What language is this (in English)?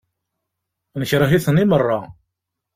Kabyle